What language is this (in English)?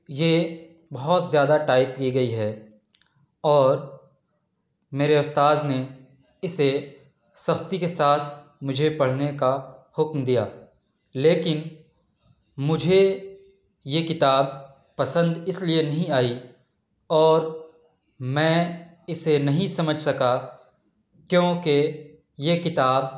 Urdu